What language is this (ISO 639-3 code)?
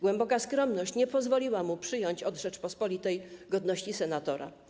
pol